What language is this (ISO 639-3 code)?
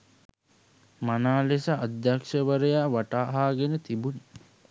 sin